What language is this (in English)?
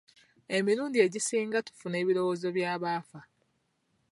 Ganda